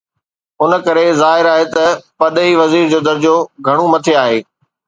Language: Sindhi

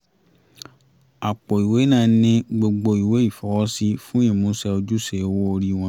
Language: Yoruba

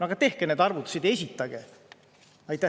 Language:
Estonian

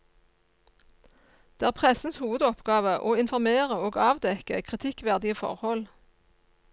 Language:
Norwegian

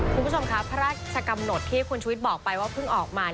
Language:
Thai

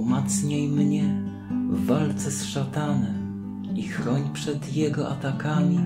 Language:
Polish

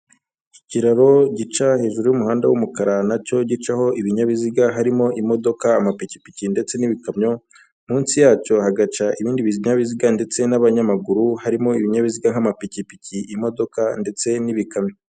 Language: Kinyarwanda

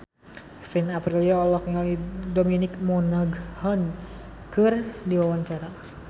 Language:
Sundanese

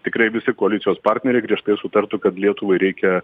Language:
Lithuanian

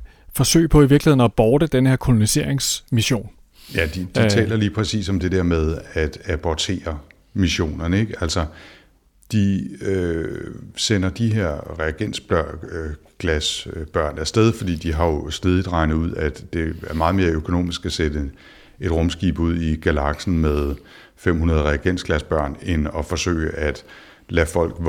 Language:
Danish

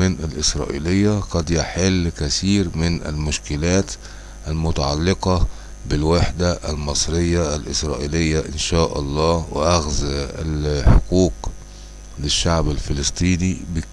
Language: Arabic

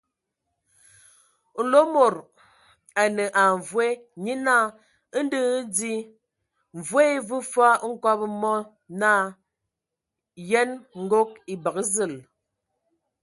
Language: Ewondo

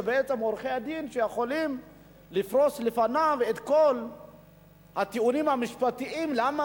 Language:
Hebrew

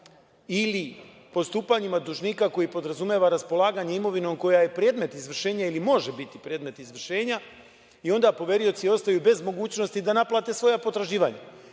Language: Serbian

